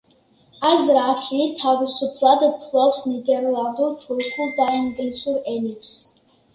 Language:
Georgian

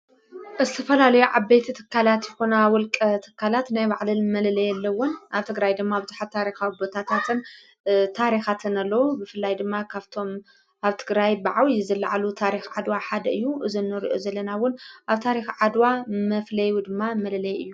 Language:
Tigrinya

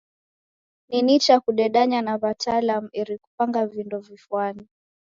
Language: Taita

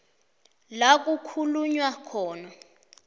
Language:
South Ndebele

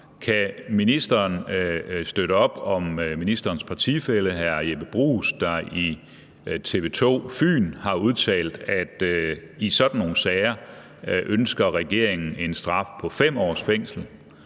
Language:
Danish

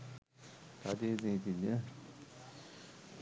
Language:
Sinhala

